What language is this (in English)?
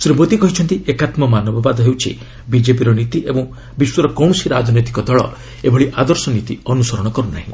Odia